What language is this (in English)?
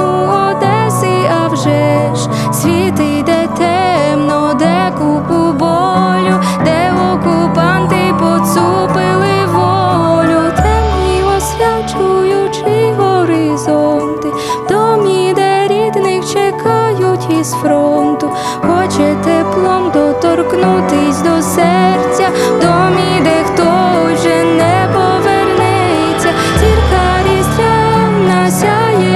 Ukrainian